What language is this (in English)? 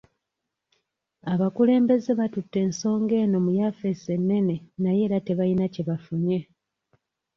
Ganda